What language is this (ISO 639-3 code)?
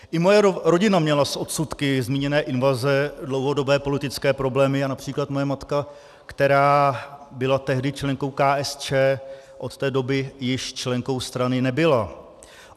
ces